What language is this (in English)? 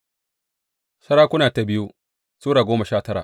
Hausa